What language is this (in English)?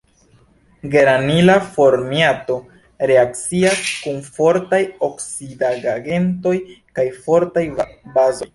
Esperanto